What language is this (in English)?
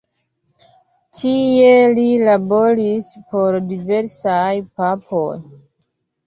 Esperanto